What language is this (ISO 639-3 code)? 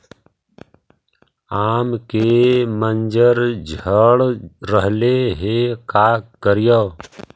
mag